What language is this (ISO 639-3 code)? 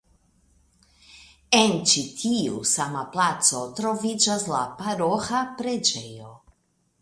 epo